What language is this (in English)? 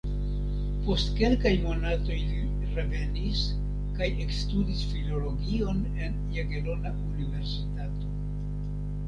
Esperanto